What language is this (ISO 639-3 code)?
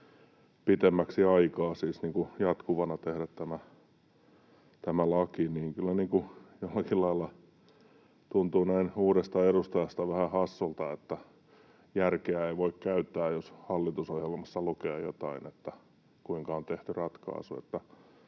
fin